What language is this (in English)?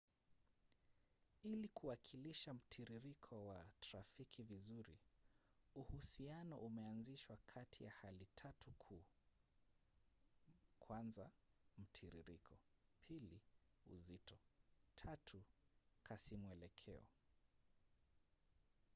Swahili